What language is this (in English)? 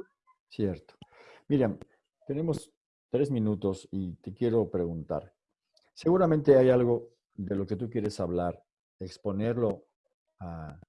Spanish